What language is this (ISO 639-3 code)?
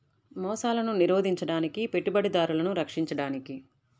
tel